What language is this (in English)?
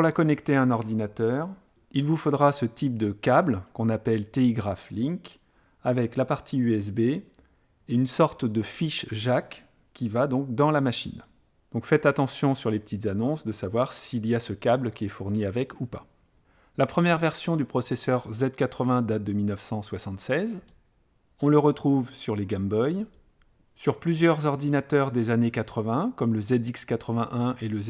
French